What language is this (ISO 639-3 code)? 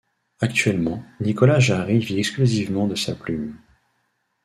fra